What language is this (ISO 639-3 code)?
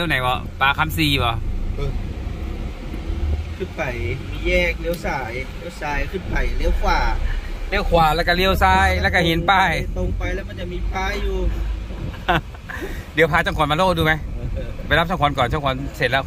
tha